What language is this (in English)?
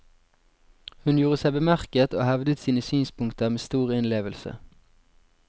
Norwegian